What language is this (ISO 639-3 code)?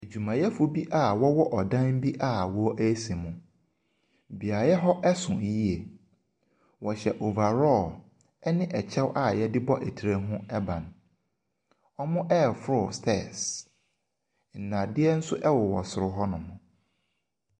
aka